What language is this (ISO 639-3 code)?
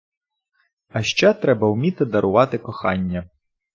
ukr